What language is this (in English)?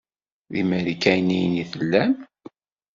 Kabyle